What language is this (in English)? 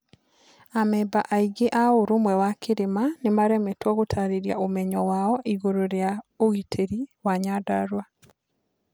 Kikuyu